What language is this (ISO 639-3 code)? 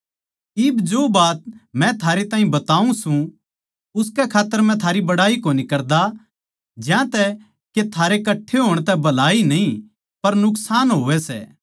bgc